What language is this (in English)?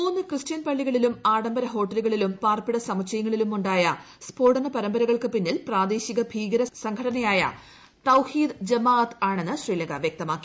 Malayalam